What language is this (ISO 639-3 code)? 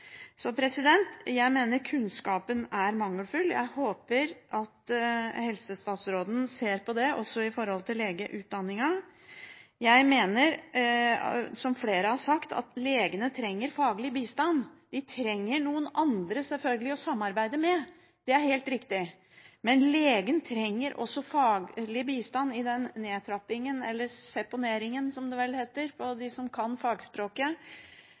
nob